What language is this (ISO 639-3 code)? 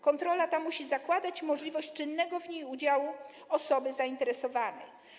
pol